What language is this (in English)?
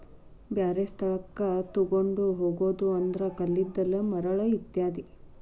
Kannada